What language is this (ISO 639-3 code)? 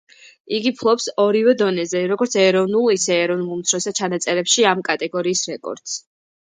kat